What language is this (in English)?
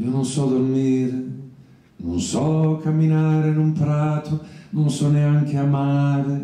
Italian